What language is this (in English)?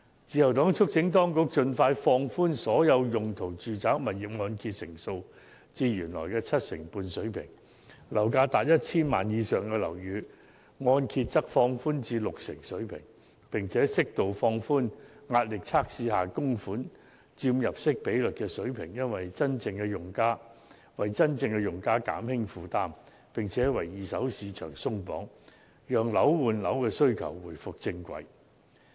Cantonese